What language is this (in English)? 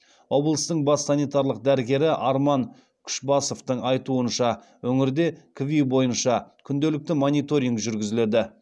Kazakh